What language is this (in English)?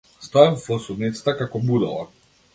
Macedonian